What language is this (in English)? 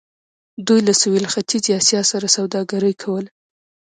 Pashto